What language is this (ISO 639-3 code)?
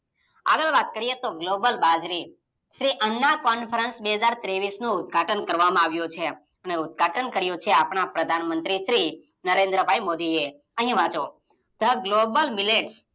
guj